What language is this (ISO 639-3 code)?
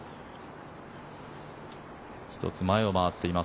jpn